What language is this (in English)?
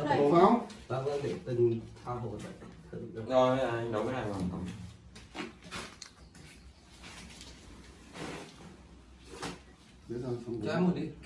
Vietnamese